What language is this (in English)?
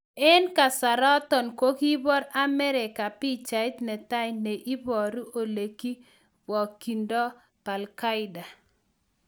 Kalenjin